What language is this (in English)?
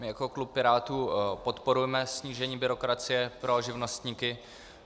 Czech